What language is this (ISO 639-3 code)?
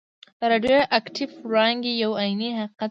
pus